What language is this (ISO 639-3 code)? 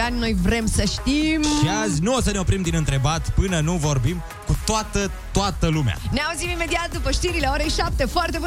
ron